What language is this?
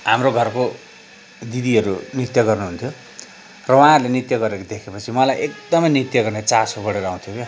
Nepali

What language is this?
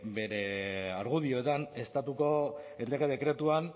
Basque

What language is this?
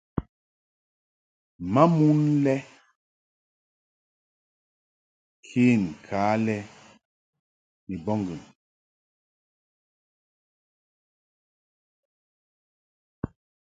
Mungaka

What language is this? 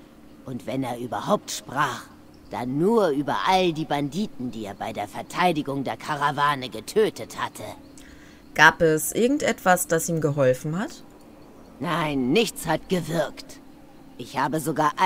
German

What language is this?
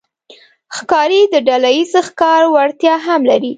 Pashto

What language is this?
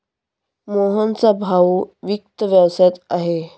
Marathi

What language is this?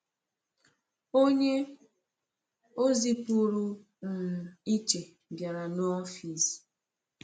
Igbo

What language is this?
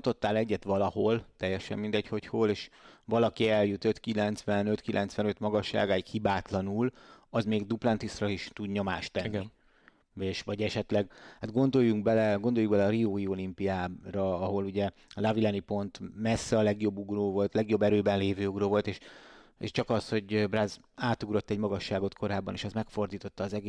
Hungarian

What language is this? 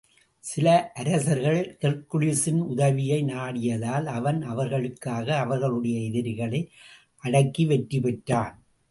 Tamil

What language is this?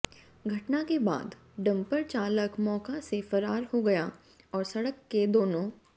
Hindi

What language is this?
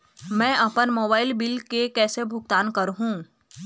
Chhattisgarhi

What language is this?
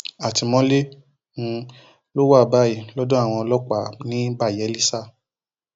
Yoruba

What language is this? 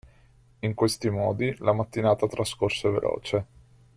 Italian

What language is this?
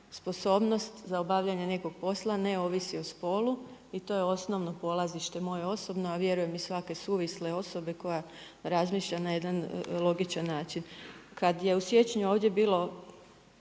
Croatian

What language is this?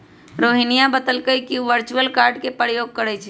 Magahi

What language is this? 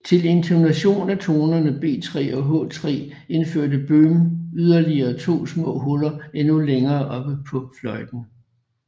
Danish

